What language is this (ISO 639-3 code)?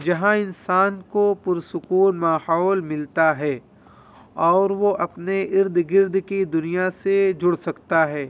urd